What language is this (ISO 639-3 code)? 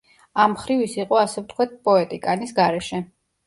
kat